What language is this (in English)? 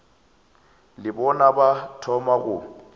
Northern Sotho